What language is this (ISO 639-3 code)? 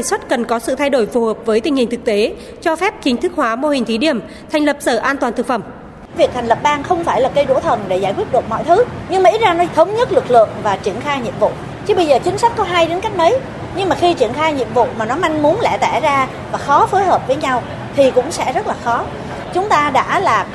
vie